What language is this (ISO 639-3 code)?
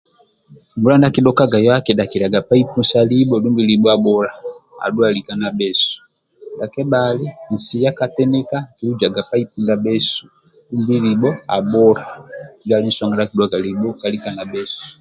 rwm